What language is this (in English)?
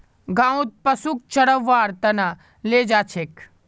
Magahi